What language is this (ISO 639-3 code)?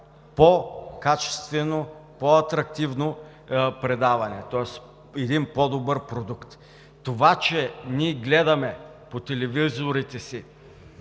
bul